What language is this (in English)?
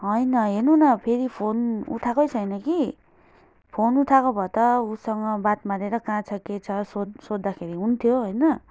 Nepali